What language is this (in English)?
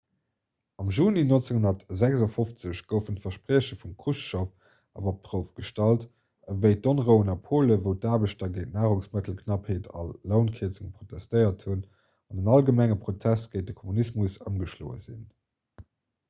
Luxembourgish